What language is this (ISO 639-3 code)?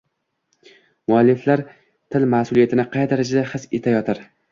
uzb